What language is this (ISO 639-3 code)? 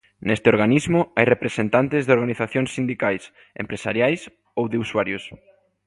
glg